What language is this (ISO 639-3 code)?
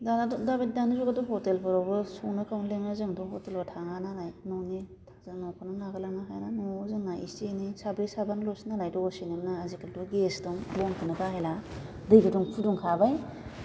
brx